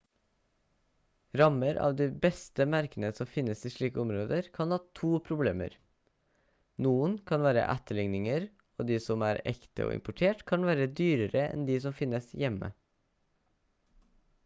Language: Norwegian Bokmål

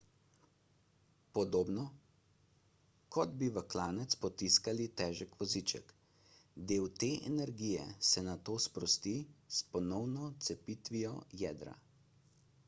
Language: Slovenian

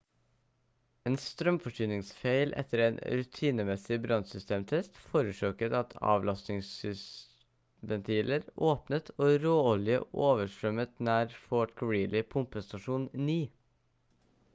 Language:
Norwegian Bokmål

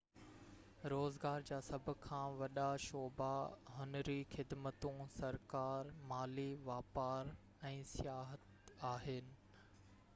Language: Sindhi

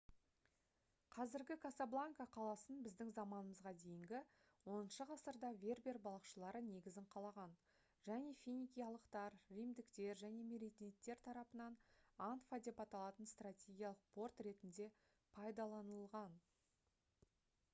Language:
Kazakh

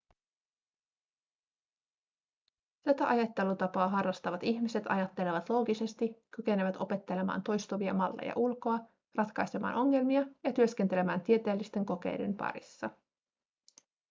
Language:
Finnish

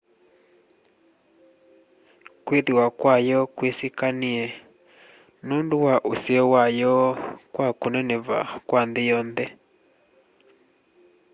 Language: Kamba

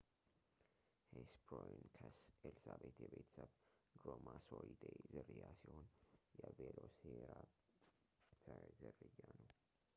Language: Amharic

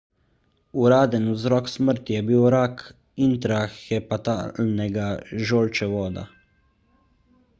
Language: Slovenian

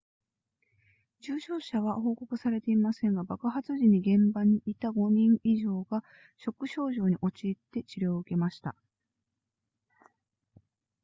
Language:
Japanese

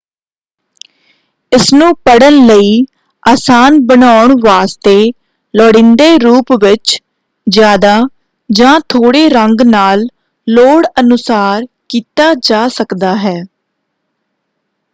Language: Punjabi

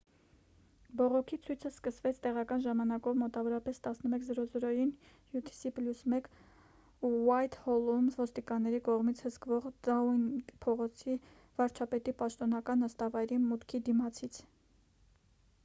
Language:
Armenian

